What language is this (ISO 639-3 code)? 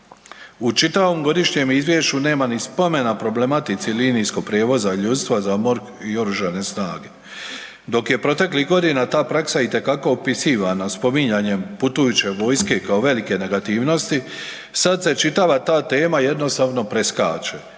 hrv